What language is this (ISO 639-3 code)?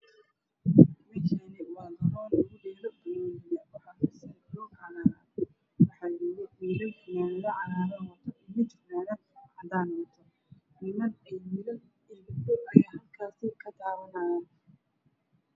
som